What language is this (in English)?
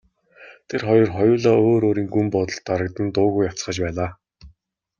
Mongolian